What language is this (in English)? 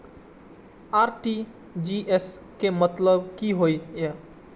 Maithili